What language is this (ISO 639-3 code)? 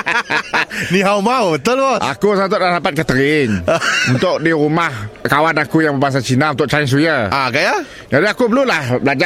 msa